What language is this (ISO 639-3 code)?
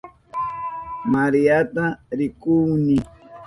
qup